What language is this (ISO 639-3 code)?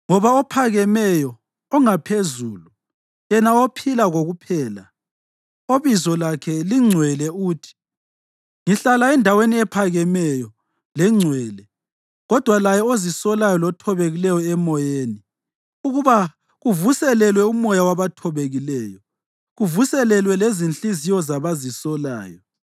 nde